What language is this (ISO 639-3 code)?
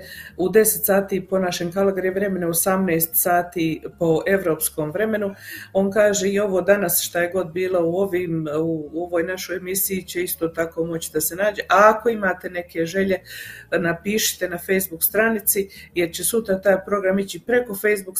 hrv